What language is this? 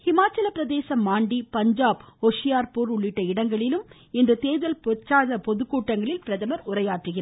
Tamil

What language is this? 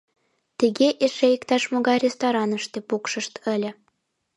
Mari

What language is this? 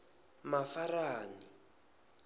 Tsonga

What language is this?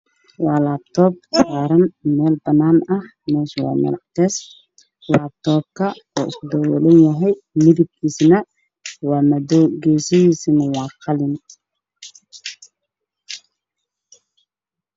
Somali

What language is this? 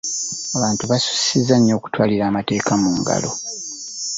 Ganda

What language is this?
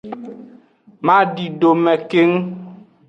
Aja (Benin)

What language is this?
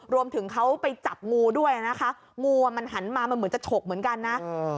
Thai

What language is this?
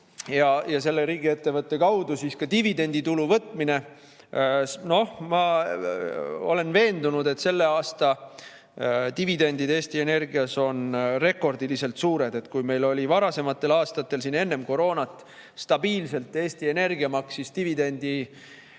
Estonian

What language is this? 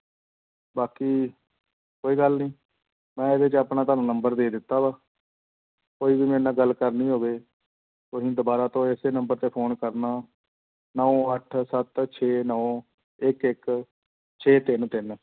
Punjabi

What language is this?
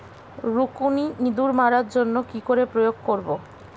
Bangla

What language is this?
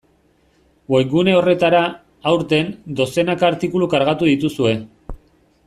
Basque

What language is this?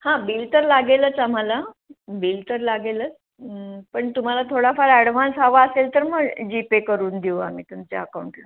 Marathi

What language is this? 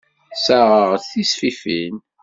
Kabyle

